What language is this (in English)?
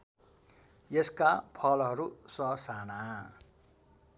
Nepali